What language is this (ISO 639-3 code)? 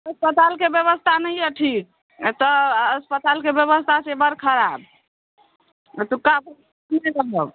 mai